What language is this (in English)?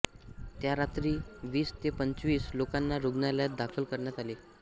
Marathi